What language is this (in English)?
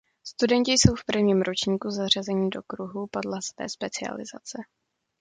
Czech